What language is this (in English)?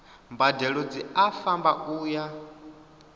Venda